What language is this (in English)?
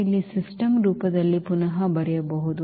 Kannada